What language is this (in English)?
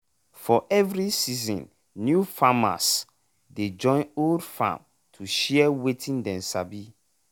Nigerian Pidgin